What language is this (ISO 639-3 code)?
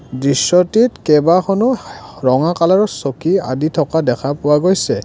asm